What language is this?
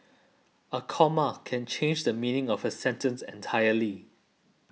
English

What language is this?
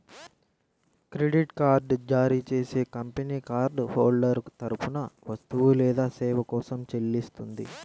Telugu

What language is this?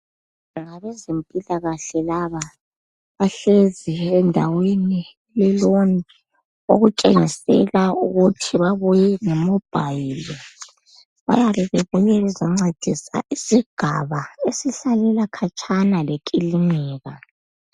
North Ndebele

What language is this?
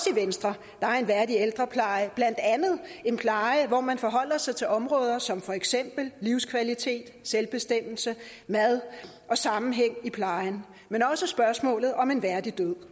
Danish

